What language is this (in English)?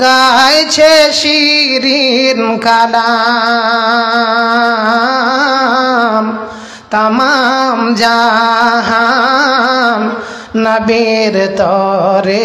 Bangla